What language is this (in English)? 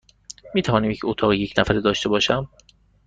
Persian